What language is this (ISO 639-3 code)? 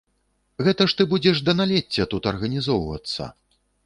bel